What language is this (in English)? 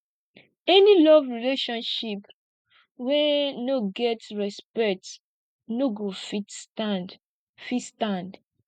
Nigerian Pidgin